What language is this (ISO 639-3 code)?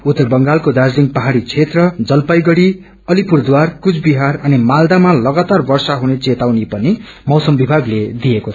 nep